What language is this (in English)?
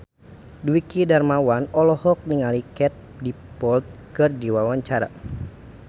Sundanese